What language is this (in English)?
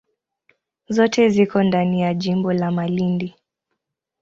Swahili